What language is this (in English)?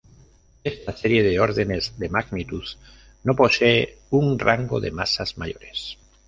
Spanish